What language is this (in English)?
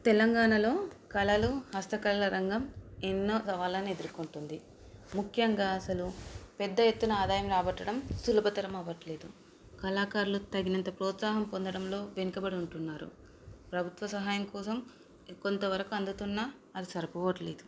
Telugu